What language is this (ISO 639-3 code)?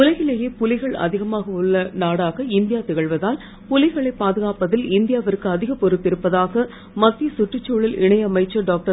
tam